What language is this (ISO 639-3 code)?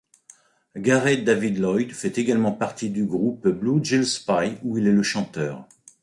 fra